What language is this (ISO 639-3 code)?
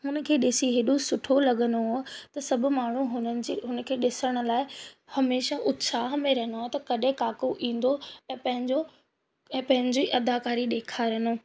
snd